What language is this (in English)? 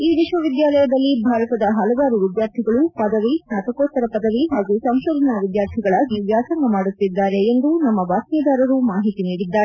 Kannada